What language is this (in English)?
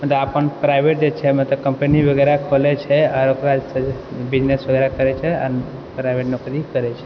Maithili